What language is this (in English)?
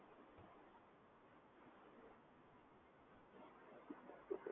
Gujarati